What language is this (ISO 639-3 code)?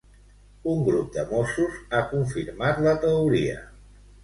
cat